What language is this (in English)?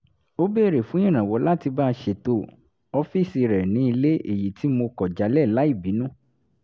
Yoruba